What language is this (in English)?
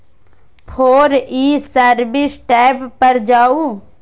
Maithili